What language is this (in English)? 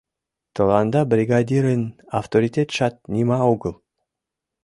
Mari